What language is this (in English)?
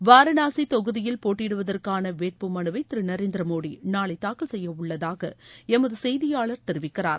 Tamil